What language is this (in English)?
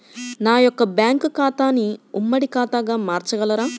Telugu